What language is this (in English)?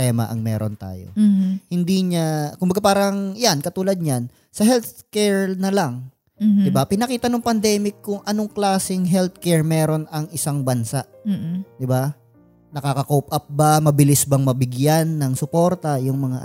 Filipino